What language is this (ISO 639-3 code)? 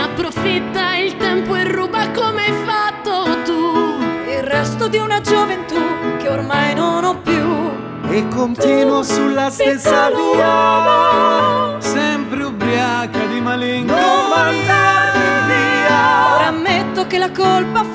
ita